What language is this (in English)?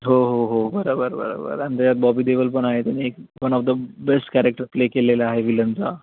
Marathi